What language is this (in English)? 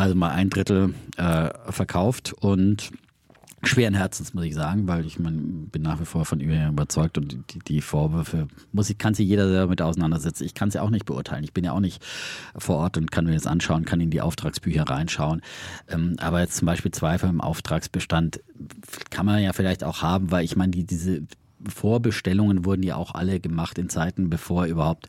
German